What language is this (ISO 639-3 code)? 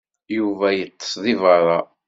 kab